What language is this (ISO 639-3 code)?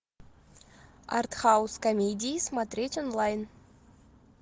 rus